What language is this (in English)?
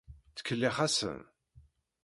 Kabyle